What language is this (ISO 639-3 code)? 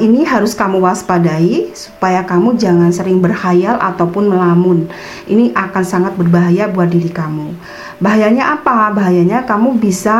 ind